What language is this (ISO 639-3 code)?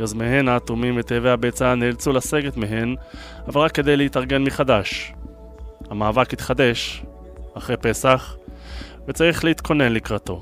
heb